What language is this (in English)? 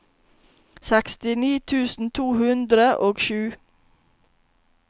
Norwegian